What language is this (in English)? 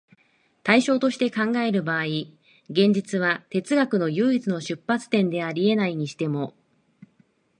Japanese